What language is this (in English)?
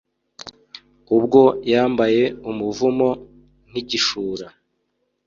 Kinyarwanda